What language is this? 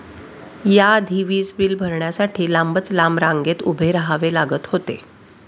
Marathi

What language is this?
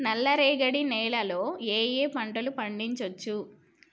Telugu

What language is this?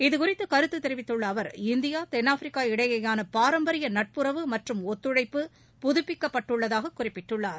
Tamil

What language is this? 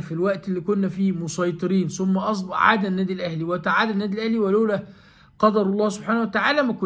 Arabic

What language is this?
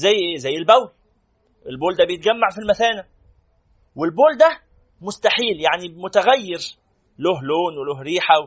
Arabic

